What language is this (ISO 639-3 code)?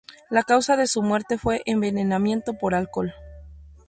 spa